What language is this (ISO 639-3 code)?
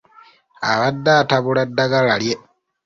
lug